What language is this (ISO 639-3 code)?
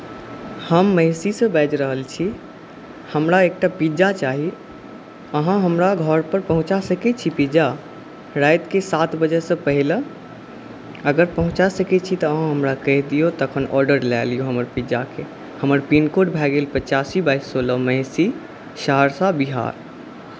mai